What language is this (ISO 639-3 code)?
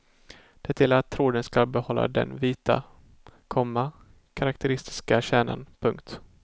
swe